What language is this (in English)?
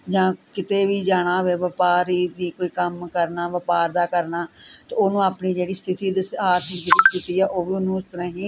Punjabi